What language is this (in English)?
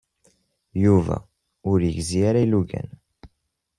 Kabyle